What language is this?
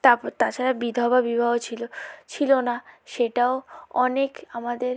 Bangla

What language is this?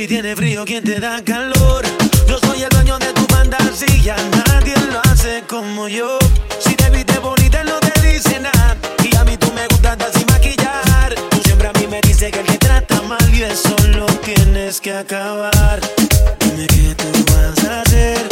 Slovak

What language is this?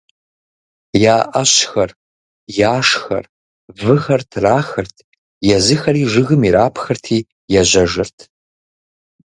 Kabardian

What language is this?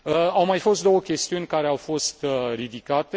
Romanian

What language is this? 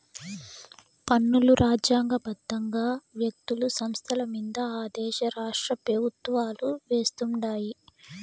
Telugu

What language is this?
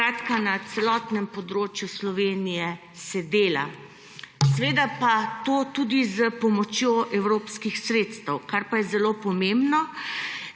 Slovenian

